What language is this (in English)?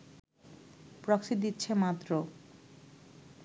Bangla